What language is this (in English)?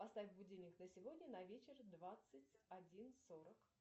Russian